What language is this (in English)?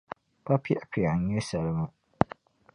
Dagbani